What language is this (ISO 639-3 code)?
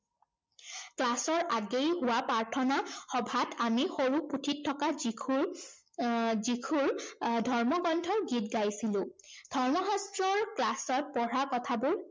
asm